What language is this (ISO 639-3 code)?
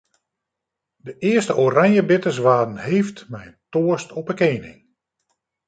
fry